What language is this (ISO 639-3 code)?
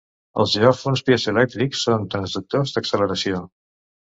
cat